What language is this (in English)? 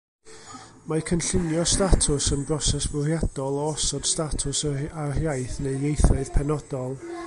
Welsh